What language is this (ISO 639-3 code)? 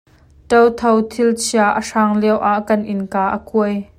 cnh